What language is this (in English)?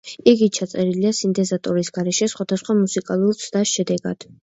Georgian